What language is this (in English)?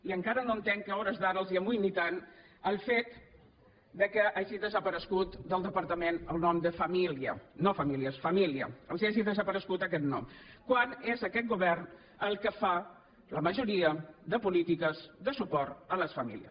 Catalan